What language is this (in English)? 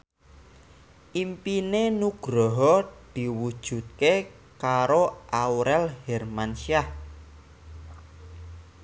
Javanese